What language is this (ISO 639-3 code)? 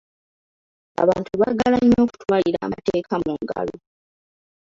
lug